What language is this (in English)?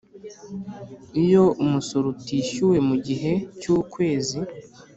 Kinyarwanda